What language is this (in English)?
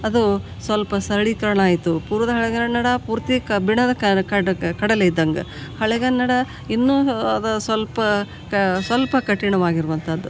Kannada